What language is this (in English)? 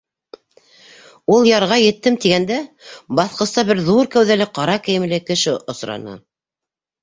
Bashkir